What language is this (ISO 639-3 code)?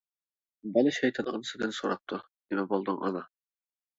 uig